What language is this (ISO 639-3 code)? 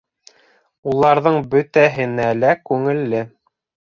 bak